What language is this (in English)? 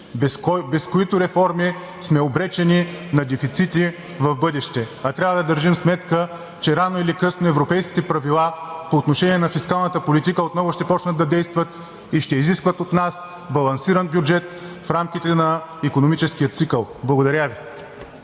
Bulgarian